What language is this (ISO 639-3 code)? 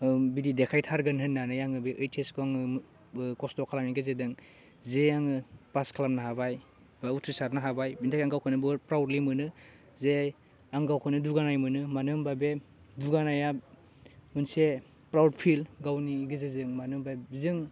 brx